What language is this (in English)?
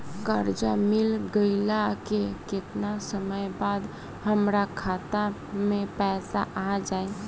Bhojpuri